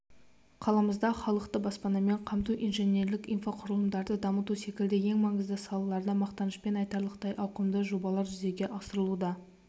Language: Kazakh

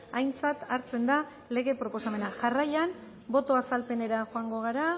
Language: Basque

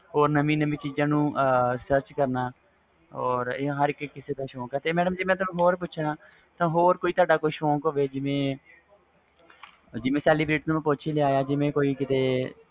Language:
Punjabi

